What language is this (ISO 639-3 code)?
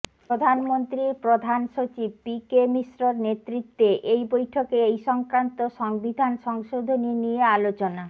ben